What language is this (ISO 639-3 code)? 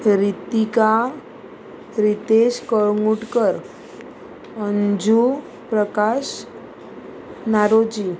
kok